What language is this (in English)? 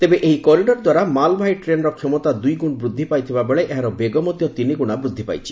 Odia